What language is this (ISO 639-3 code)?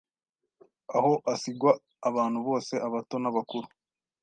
kin